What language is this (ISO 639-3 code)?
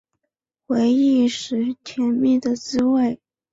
zho